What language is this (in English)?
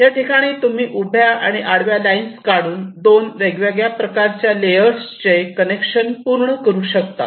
Marathi